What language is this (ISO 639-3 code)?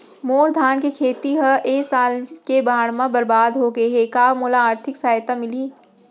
hne